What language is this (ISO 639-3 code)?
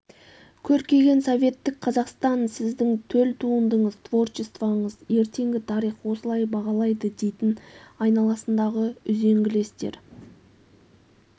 kaz